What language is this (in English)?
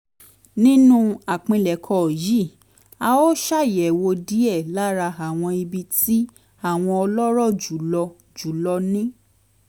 Yoruba